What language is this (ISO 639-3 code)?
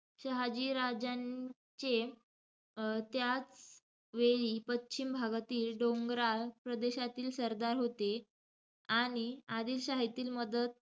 mar